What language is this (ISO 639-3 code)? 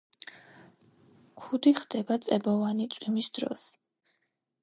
kat